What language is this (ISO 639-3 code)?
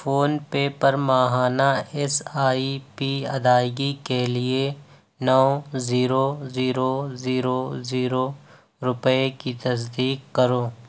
urd